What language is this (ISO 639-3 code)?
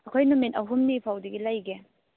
mni